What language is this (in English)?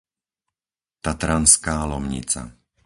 Slovak